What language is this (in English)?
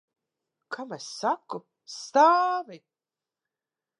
Latvian